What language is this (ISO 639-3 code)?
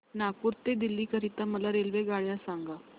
mar